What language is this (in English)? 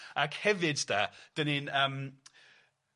Welsh